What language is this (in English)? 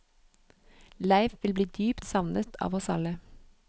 Norwegian